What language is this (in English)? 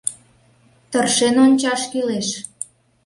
Mari